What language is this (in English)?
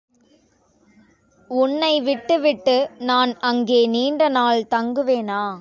Tamil